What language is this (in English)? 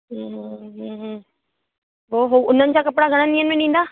Sindhi